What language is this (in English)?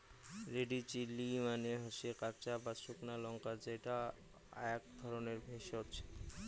Bangla